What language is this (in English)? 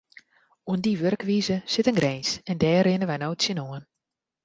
Western Frisian